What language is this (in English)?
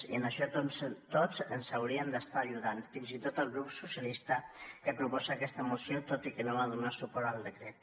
Catalan